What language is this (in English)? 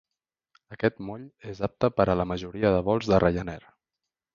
Catalan